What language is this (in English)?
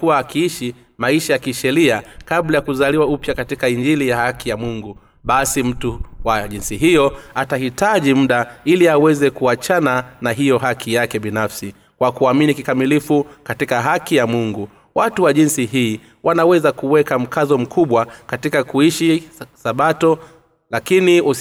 Swahili